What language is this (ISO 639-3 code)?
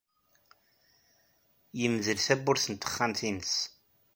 kab